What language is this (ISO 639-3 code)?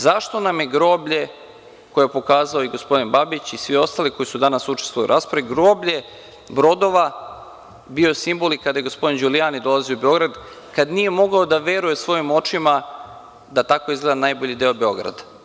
srp